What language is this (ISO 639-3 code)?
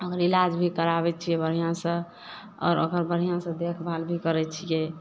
mai